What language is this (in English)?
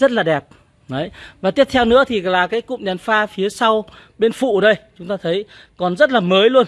Vietnamese